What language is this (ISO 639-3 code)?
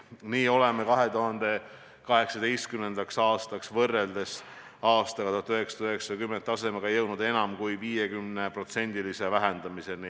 est